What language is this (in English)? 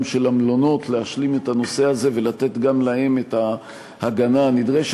Hebrew